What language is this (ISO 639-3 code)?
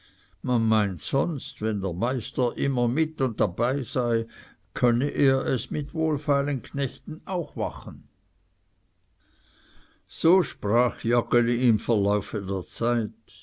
deu